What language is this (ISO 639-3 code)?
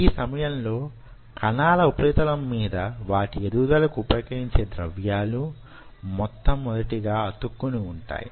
tel